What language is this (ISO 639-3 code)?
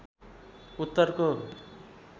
nep